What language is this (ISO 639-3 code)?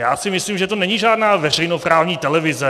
ces